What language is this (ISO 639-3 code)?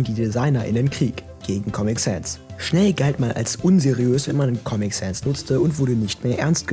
deu